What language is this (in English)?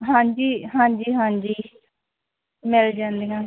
Punjabi